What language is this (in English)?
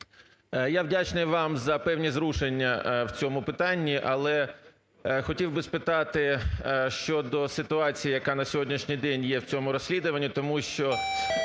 Ukrainian